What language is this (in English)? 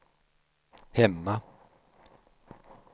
Swedish